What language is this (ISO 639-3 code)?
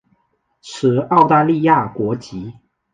zho